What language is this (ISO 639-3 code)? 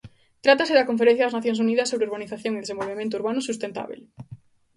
glg